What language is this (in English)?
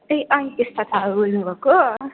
Nepali